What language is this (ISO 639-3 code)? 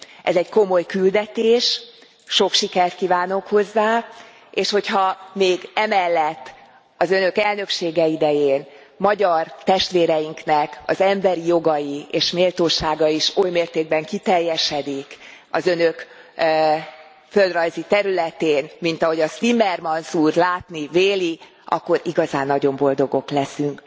hun